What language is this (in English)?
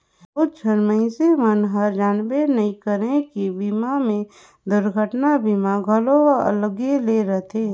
Chhattisgarhi